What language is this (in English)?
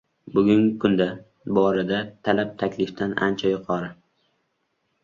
Uzbek